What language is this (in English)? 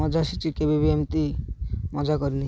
Odia